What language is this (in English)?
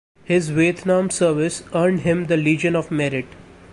English